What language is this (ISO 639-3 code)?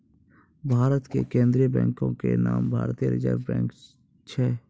mai